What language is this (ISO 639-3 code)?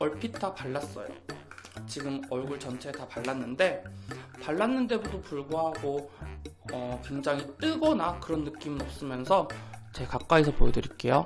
kor